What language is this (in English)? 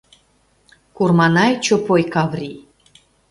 Mari